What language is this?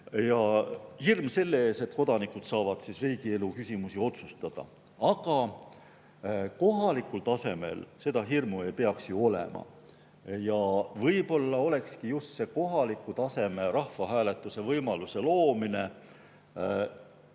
Estonian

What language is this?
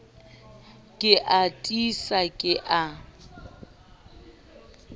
Southern Sotho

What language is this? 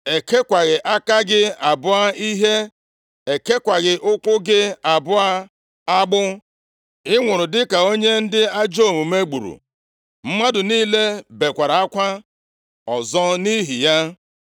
Igbo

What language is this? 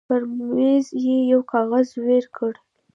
Pashto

